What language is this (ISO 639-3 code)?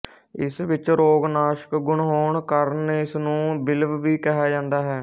pan